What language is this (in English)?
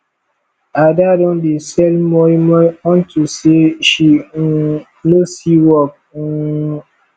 Nigerian Pidgin